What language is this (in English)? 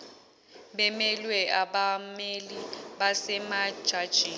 Zulu